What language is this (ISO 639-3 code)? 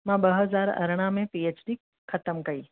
snd